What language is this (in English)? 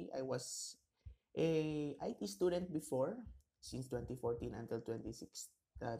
Filipino